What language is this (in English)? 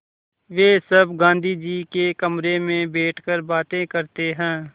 Hindi